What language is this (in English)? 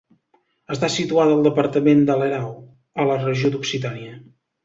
Catalan